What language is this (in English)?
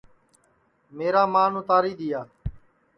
Sansi